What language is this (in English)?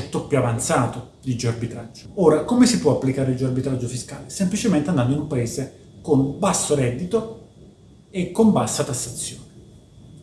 Italian